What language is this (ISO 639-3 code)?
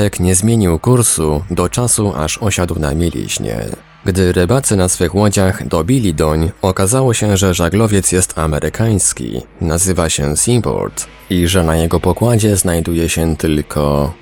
pol